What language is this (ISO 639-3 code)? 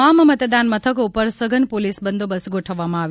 guj